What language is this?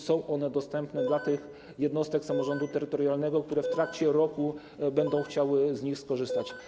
Polish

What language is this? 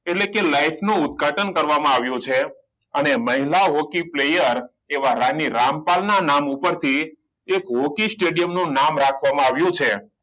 Gujarati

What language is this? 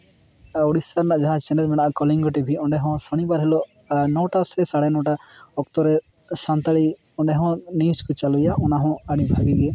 Santali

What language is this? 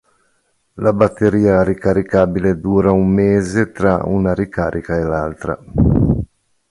Italian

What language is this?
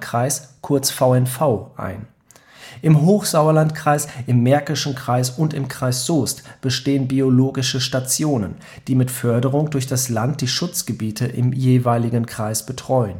German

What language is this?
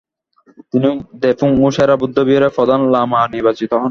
Bangla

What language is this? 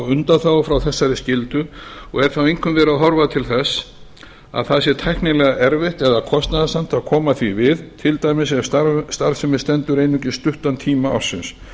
Icelandic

